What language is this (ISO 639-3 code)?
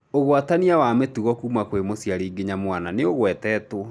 kik